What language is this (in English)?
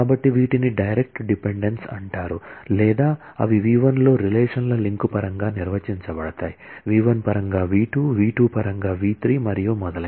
Telugu